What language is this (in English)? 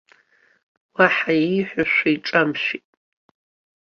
Abkhazian